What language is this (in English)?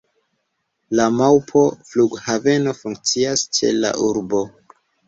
Esperanto